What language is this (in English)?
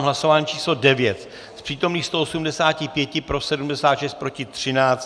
Czech